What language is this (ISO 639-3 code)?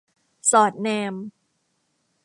tha